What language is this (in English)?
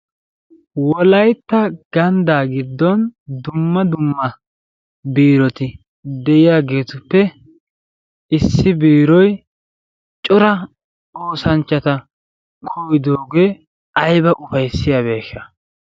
Wolaytta